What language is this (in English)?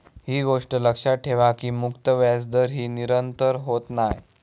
Marathi